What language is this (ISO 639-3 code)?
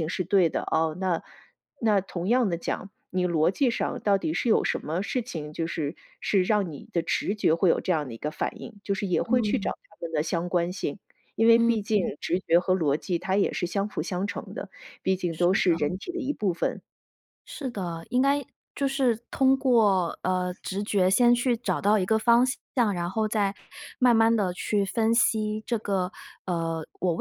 zho